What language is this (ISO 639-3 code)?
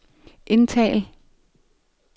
dan